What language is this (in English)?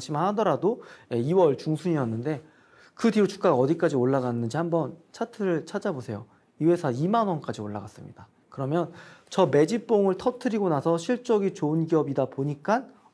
Korean